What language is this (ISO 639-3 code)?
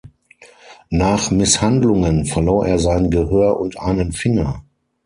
deu